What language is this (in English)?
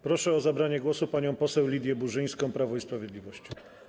Polish